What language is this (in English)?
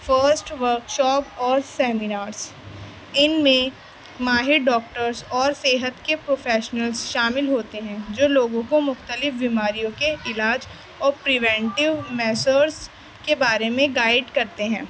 Urdu